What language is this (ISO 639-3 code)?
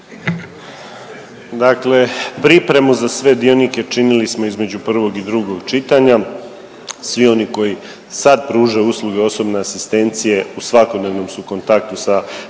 hrv